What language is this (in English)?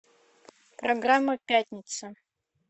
Russian